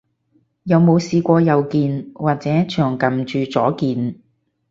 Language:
Cantonese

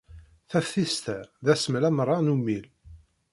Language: Kabyle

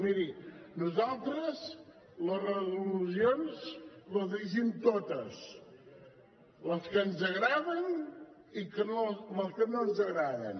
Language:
Catalan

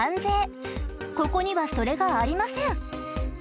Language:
Japanese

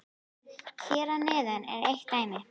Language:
Icelandic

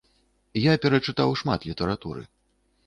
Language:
Belarusian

